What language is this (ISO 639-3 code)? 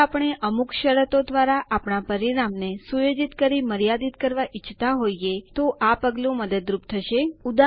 guj